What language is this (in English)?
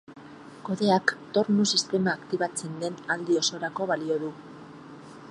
Basque